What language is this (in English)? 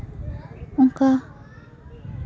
Santali